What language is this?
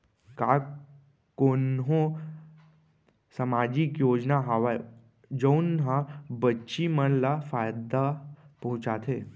Chhattisgarhi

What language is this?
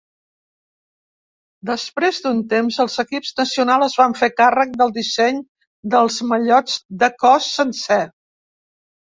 Catalan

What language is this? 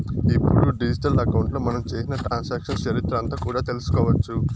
Telugu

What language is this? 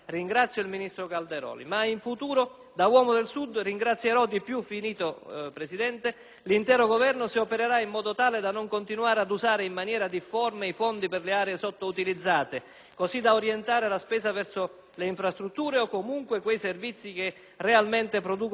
Italian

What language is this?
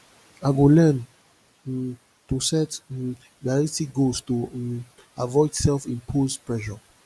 Nigerian Pidgin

